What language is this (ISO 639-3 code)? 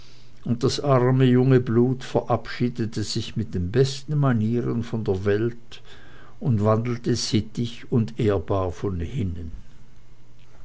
deu